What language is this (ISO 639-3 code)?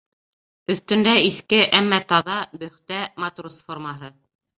bak